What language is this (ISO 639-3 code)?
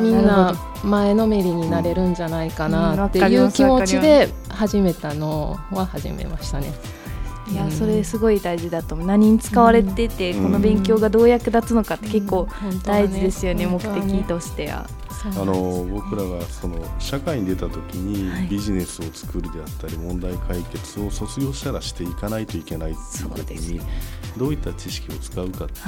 jpn